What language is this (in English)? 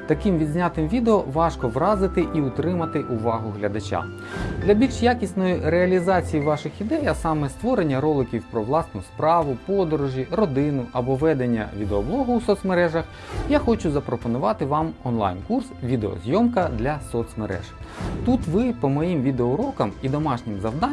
Ukrainian